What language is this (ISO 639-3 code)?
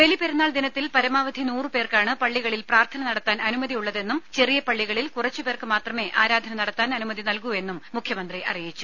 mal